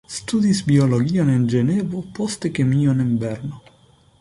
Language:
Esperanto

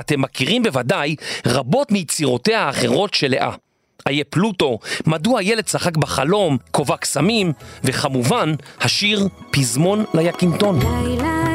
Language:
Hebrew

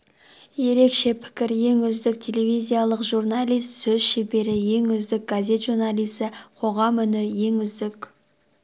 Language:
Kazakh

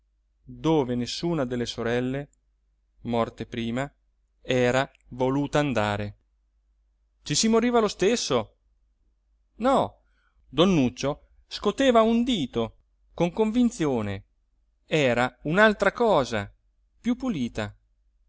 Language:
Italian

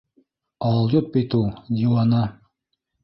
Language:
Bashkir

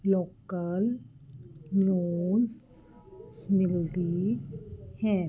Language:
Punjabi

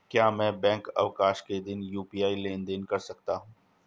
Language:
Hindi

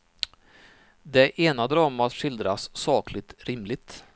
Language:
Swedish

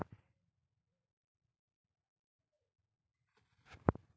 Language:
Telugu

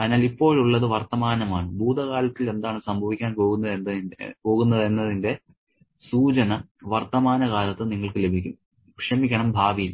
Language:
Malayalam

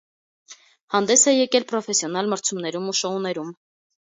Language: Armenian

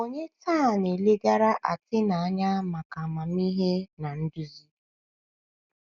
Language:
Igbo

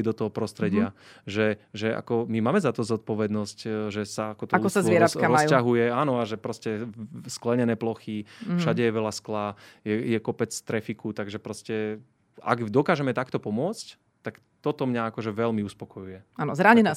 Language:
Slovak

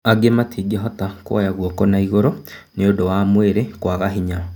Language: Kikuyu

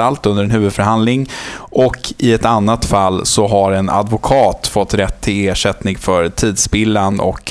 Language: Swedish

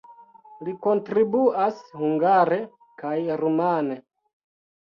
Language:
Esperanto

